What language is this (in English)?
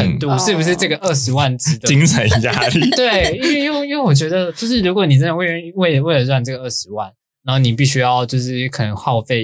Chinese